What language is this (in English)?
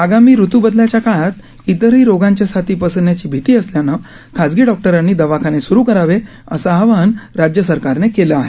Marathi